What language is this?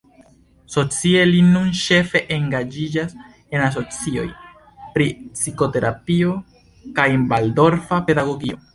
Esperanto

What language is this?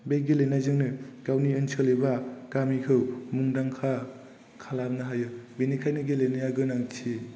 Bodo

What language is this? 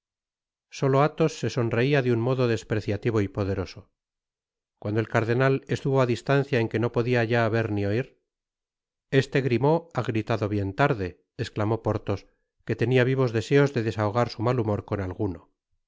Spanish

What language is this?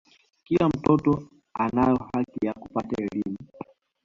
Swahili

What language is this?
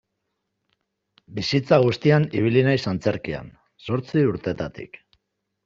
Basque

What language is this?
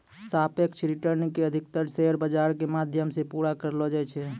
Maithili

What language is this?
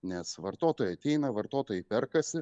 Lithuanian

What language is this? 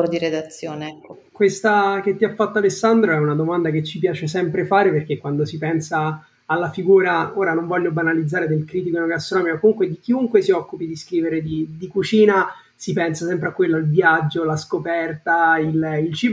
Italian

